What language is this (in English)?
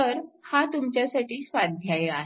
Marathi